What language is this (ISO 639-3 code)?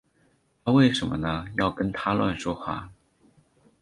zho